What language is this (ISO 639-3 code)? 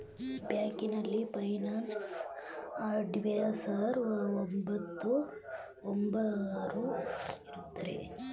kan